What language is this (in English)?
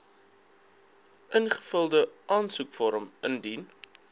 Afrikaans